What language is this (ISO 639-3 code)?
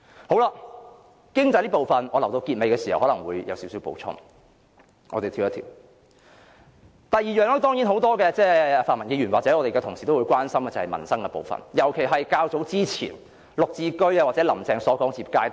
yue